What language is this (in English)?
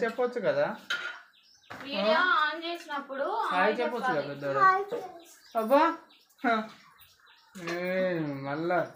Telugu